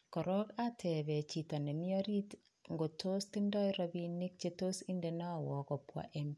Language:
Kalenjin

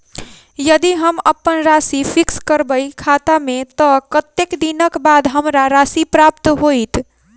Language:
Maithili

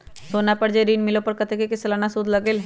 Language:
Magahi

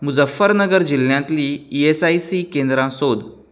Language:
Konkani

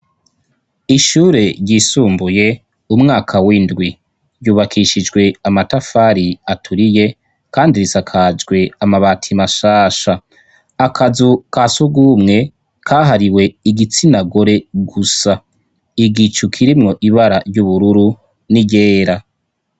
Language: Rundi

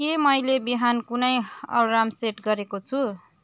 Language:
Nepali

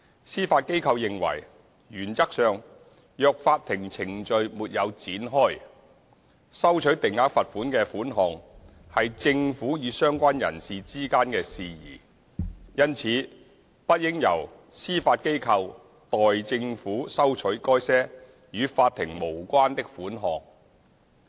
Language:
Cantonese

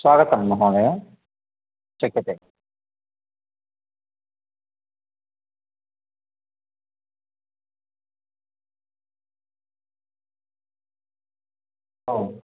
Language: Sanskrit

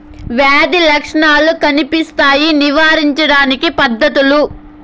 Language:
Telugu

